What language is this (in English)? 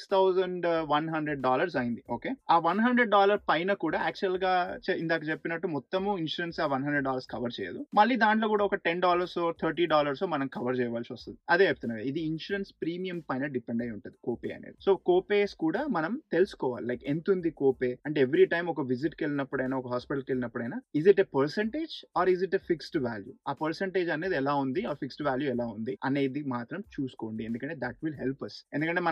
Telugu